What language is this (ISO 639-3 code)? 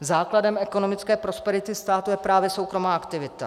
ces